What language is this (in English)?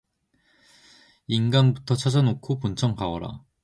Korean